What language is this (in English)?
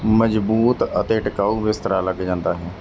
Punjabi